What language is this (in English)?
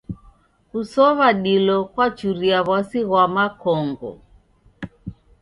Taita